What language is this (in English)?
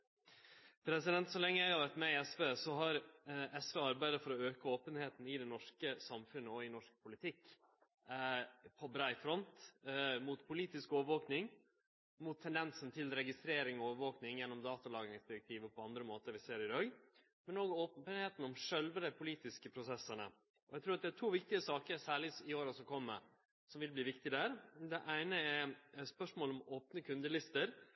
Norwegian Nynorsk